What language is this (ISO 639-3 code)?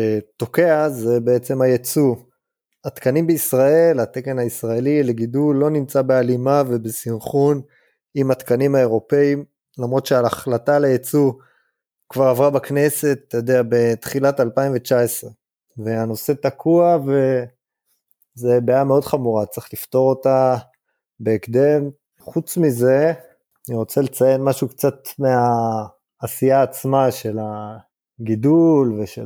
heb